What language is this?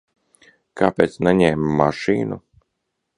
Latvian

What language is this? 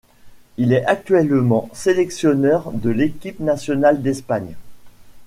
French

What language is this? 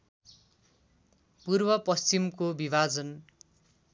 Nepali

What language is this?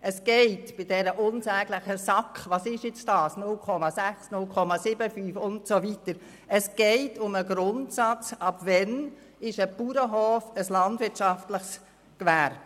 Swiss German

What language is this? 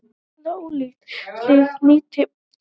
Icelandic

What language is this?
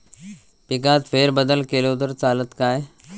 Marathi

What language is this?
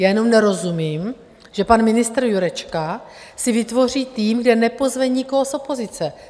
Czech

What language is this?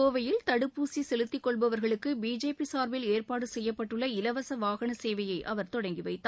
Tamil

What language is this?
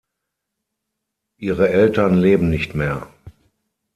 German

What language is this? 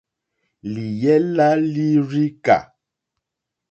Mokpwe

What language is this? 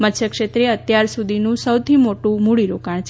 Gujarati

